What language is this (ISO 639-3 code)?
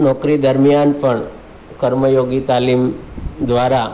guj